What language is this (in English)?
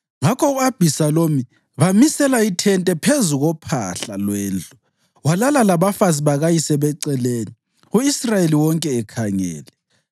North Ndebele